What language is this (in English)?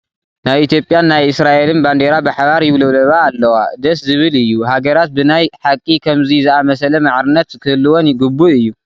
Tigrinya